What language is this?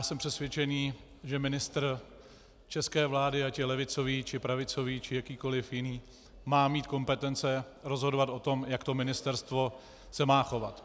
Czech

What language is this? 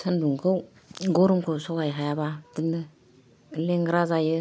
Bodo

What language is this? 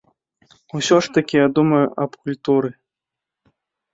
Belarusian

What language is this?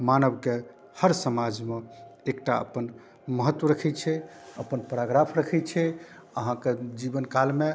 Maithili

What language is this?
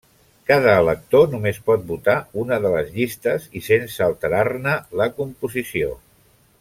Catalan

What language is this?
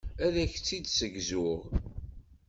Kabyle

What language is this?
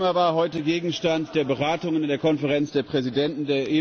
German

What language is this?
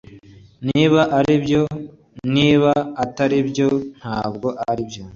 Kinyarwanda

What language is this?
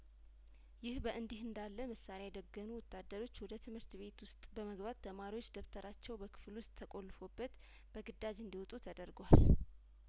Amharic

